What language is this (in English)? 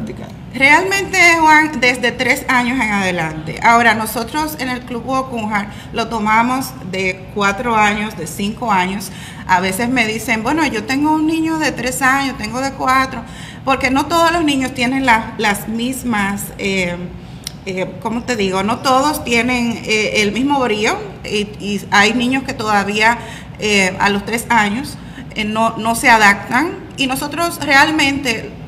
Spanish